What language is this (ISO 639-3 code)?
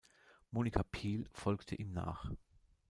deu